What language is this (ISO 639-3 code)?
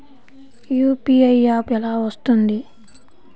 tel